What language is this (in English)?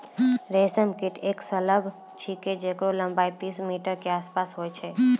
Maithili